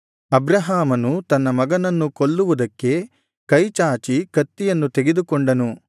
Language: Kannada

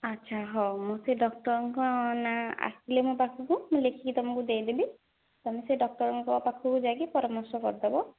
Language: Odia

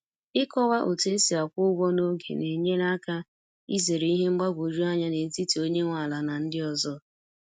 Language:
Igbo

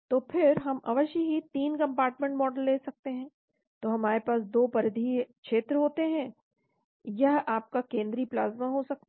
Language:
Hindi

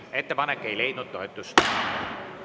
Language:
Estonian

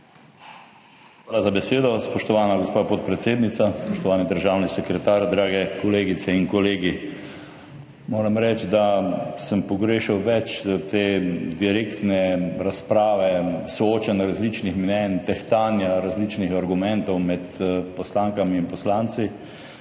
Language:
Slovenian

